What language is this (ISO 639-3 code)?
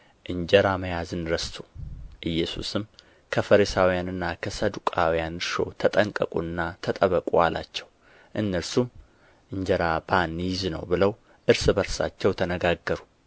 amh